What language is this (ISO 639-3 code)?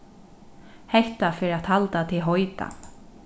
fao